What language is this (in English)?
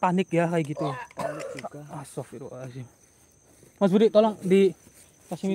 Indonesian